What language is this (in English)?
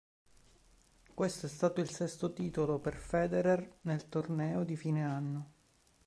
Italian